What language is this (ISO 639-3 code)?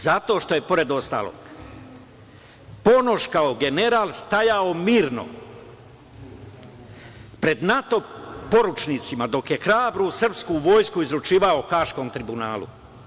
srp